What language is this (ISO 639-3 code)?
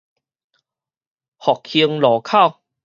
nan